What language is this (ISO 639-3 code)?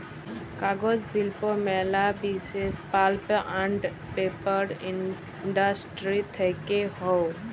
ben